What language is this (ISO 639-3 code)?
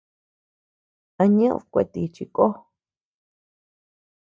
cux